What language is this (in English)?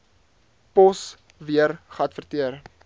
Afrikaans